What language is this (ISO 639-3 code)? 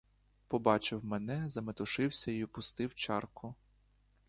ukr